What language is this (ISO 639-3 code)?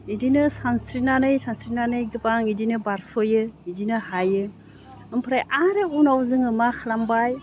brx